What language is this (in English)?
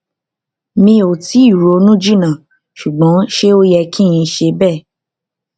Yoruba